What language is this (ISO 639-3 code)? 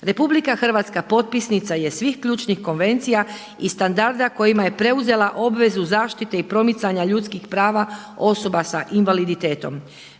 hrv